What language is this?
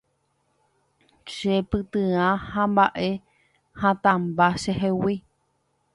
Guarani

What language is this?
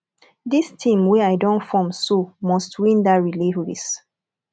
Nigerian Pidgin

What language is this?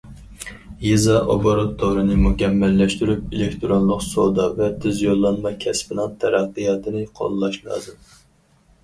Uyghur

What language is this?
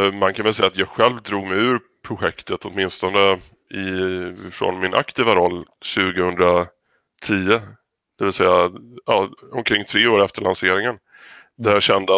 Swedish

